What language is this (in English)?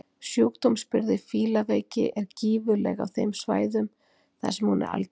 Icelandic